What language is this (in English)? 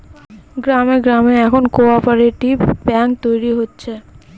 Bangla